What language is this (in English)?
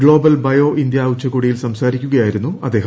Malayalam